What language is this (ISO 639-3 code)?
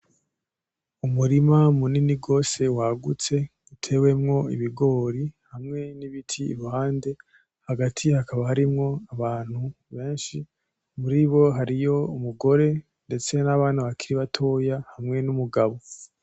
run